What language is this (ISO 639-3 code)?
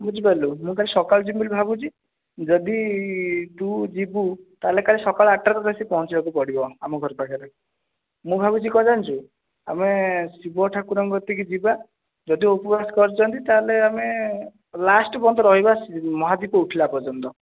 ori